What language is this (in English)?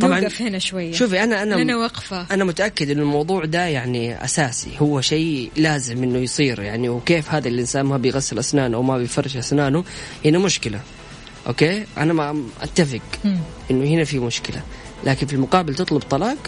Arabic